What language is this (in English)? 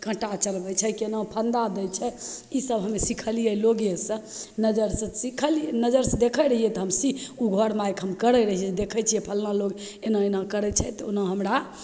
Maithili